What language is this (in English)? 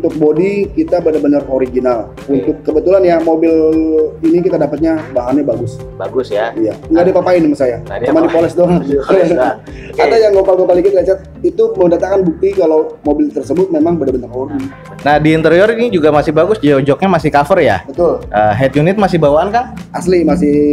Indonesian